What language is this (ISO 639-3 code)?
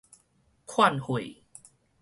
nan